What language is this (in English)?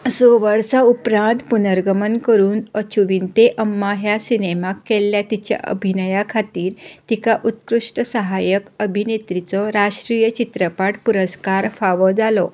Konkani